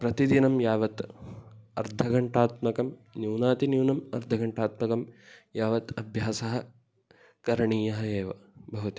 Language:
Sanskrit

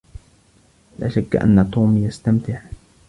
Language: Arabic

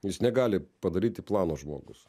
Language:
Lithuanian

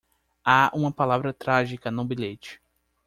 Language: Portuguese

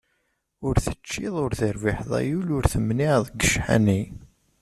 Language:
Kabyle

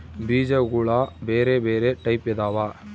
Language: Kannada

